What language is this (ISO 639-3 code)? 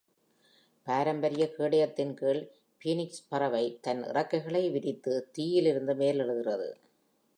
tam